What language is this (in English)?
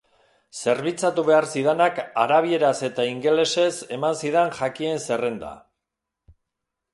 Basque